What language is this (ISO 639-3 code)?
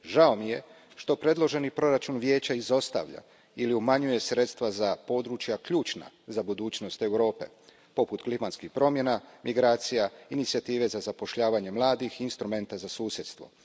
hrv